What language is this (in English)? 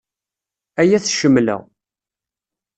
Kabyle